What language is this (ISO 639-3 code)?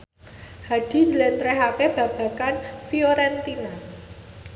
jav